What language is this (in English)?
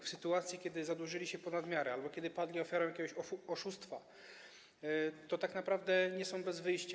Polish